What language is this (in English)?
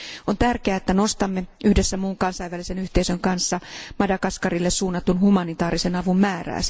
Finnish